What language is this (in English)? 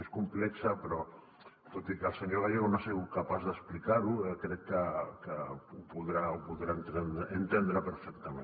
Catalan